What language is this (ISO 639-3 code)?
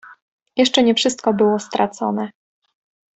pol